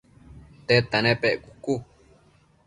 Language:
Matsés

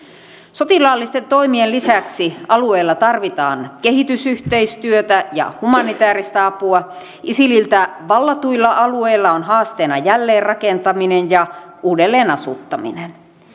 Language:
Finnish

